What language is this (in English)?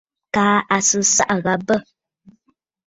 Bafut